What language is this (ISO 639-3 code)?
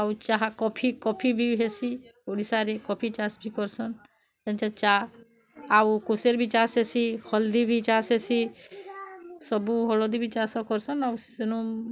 ori